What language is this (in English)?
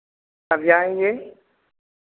Hindi